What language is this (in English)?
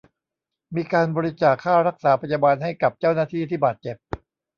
Thai